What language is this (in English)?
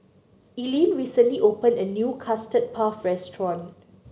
English